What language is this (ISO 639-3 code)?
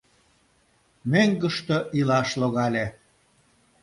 chm